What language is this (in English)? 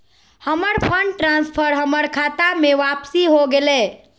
Magahi